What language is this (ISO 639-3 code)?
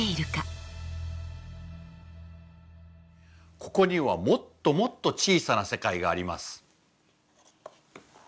jpn